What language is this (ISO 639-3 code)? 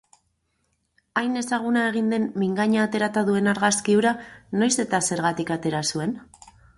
eus